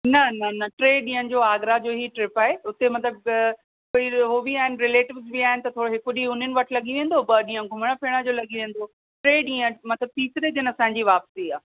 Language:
Sindhi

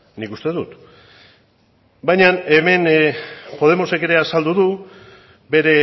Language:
Basque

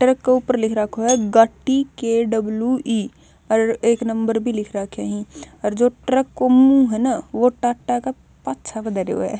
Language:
Haryanvi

